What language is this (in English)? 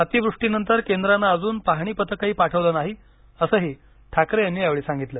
Marathi